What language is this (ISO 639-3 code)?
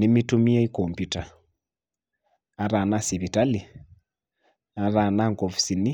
mas